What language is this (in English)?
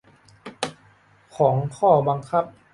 Thai